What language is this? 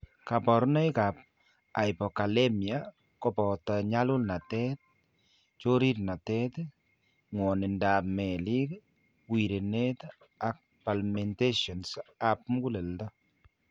Kalenjin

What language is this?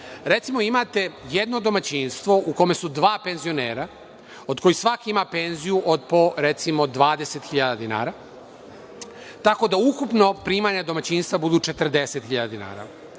Serbian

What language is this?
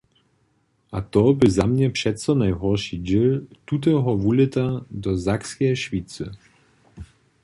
Upper Sorbian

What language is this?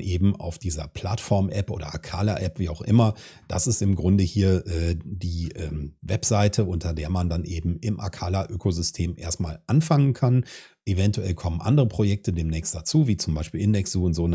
German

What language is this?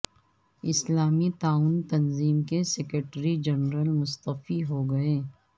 Urdu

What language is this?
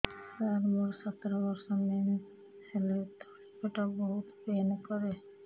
Odia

